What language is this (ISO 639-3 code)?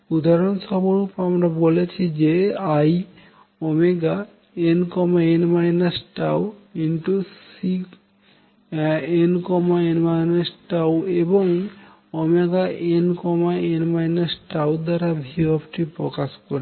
ben